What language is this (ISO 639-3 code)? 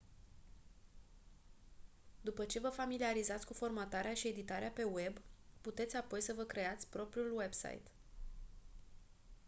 ron